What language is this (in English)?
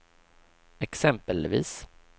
Swedish